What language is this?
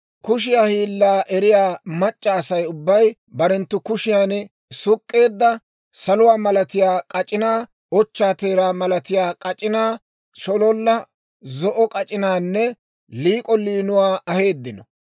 Dawro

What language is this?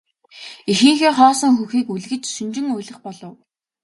Mongolian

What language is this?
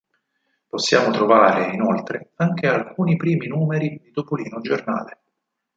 Italian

